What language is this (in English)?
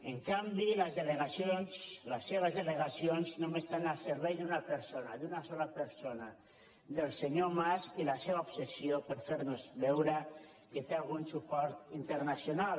Catalan